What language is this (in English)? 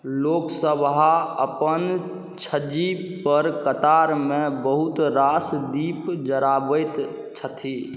Maithili